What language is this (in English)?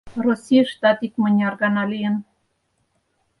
Mari